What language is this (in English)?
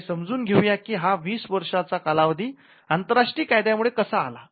Marathi